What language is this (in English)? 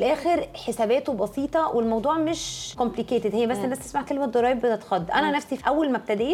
Arabic